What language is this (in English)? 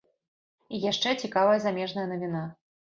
Belarusian